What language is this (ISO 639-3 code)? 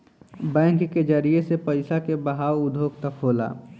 bho